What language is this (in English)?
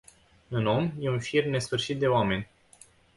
Romanian